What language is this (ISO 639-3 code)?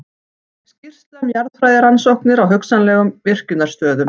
isl